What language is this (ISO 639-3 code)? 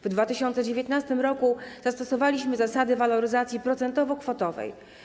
pol